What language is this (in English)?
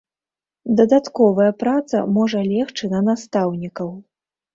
Belarusian